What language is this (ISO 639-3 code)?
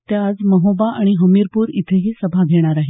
mar